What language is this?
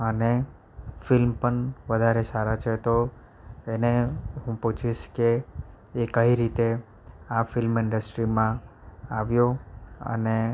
Gujarati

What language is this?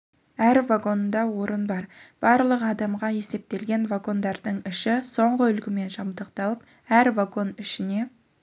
Kazakh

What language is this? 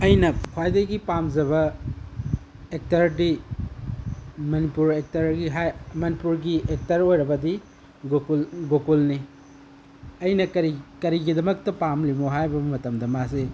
Manipuri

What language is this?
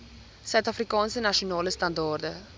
Afrikaans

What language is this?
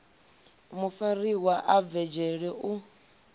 Venda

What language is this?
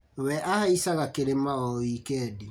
Kikuyu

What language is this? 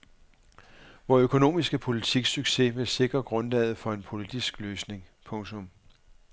Danish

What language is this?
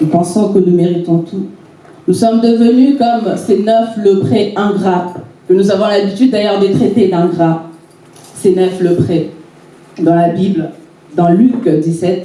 French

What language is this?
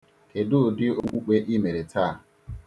Igbo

